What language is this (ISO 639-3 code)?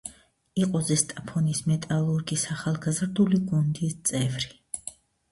kat